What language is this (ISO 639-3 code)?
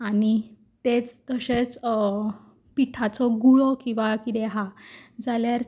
kok